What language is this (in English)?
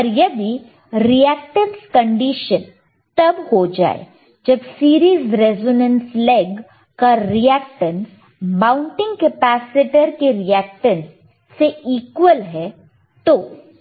Hindi